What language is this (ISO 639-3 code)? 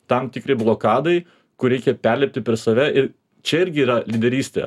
lit